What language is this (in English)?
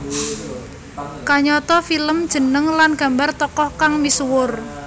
Javanese